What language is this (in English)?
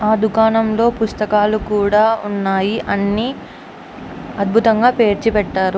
Telugu